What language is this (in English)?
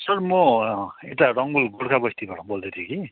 Nepali